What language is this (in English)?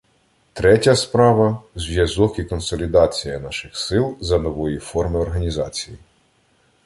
Ukrainian